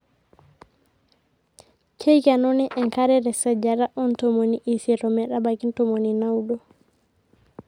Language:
Masai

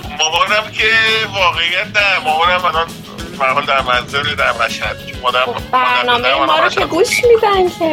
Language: Persian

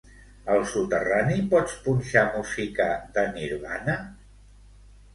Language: Catalan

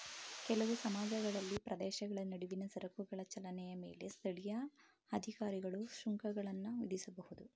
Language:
Kannada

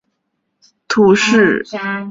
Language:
Chinese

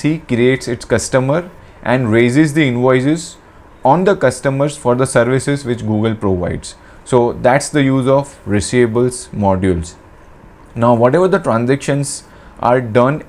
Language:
English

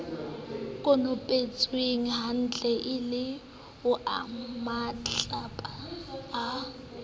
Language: Southern Sotho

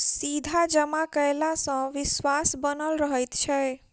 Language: Maithili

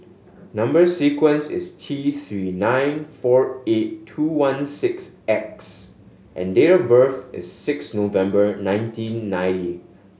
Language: English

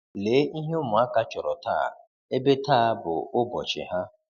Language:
Igbo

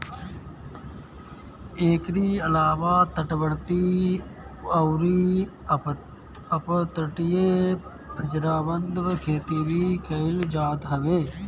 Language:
Bhojpuri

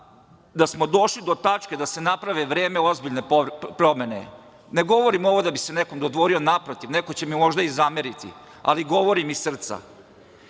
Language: Serbian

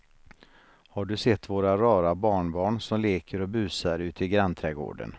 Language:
Swedish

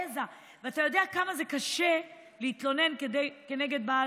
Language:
Hebrew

